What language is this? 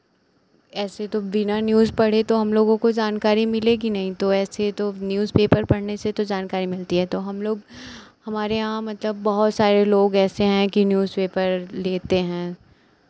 Hindi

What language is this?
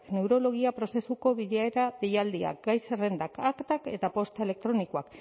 Basque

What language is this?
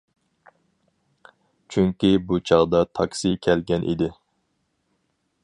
Uyghur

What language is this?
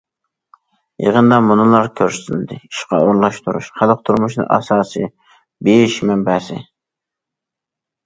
Uyghur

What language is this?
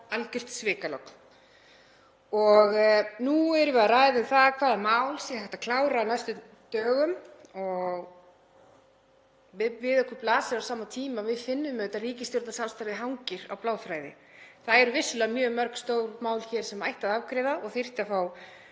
Icelandic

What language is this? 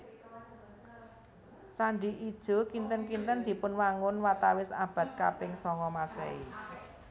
Javanese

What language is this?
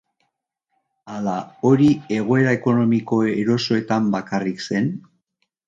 Basque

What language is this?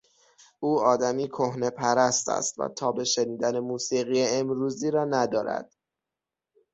Persian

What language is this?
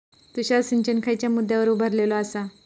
Marathi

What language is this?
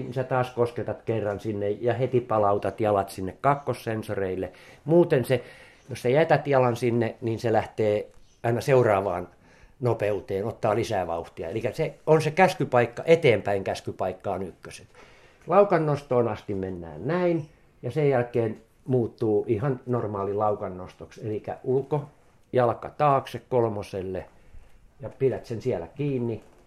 Finnish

